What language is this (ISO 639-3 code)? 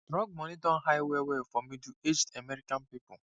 pcm